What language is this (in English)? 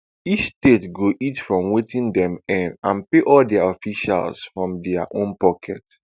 Nigerian Pidgin